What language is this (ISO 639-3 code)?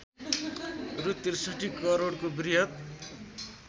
nep